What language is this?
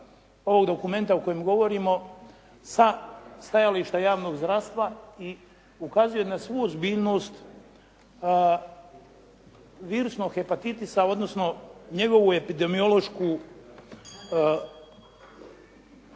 Croatian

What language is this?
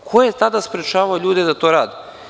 Serbian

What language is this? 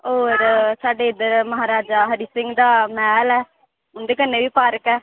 Dogri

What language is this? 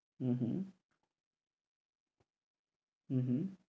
Bangla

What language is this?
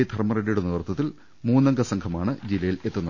Malayalam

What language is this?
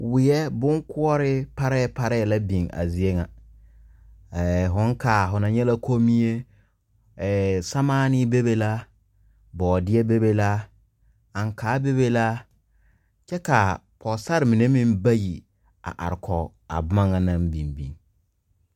Southern Dagaare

